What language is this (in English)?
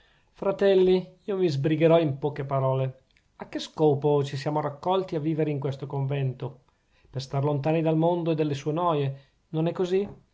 Italian